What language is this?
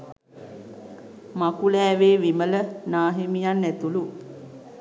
Sinhala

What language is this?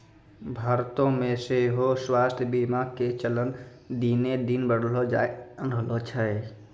Maithili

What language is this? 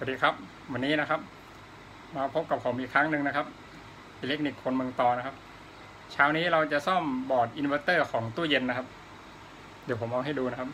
Thai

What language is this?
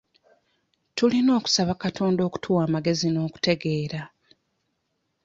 Ganda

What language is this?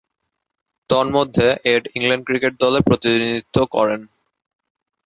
Bangla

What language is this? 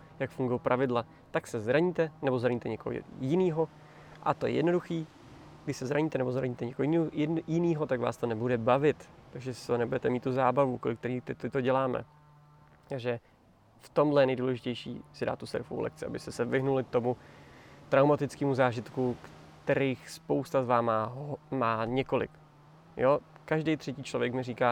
Czech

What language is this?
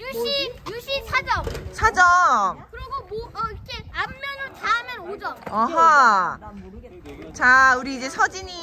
Korean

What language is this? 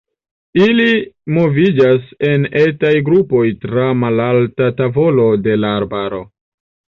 Esperanto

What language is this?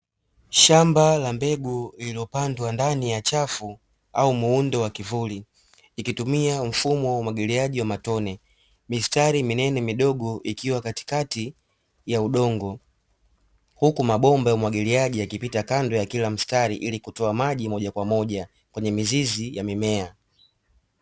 Swahili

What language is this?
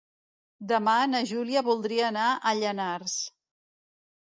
Catalan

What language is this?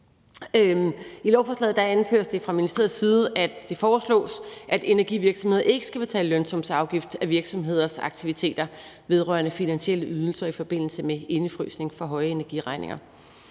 Danish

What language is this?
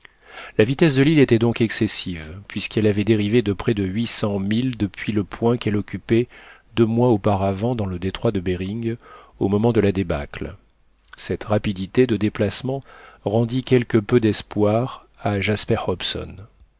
French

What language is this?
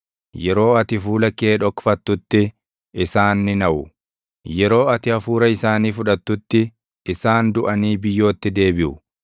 Oromo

